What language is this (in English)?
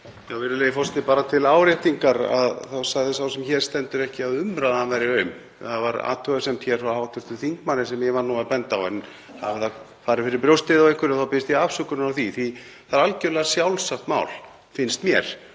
Icelandic